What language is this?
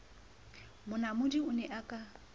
Southern Sotho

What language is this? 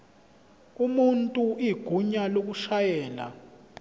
Zulu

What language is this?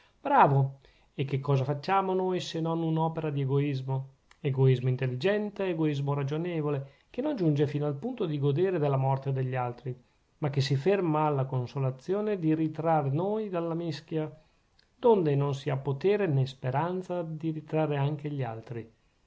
Italian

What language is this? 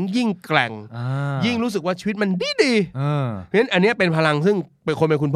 Thai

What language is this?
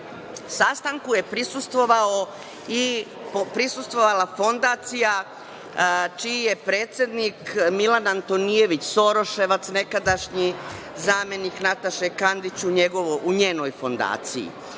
Serbian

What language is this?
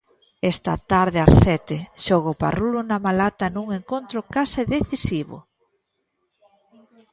Galician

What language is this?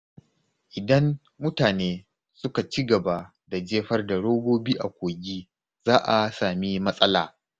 Hausa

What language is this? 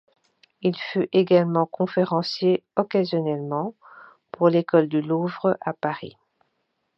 French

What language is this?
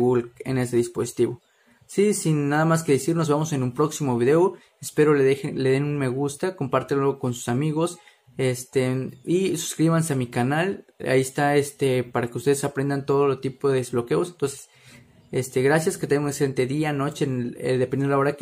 Spanish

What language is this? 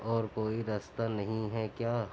Urdu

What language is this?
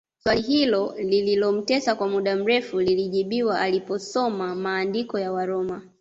Swahili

